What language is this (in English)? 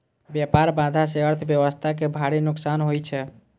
Maithili